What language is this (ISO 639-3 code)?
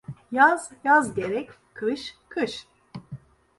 tur